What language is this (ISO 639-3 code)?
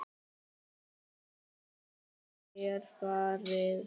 isl